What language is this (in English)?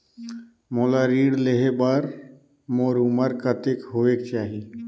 Chhattisgarhi